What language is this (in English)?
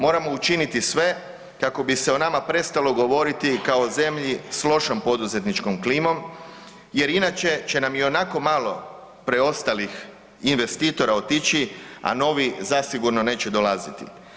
Croatian